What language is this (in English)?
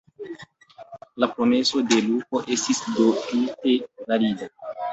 Esperanto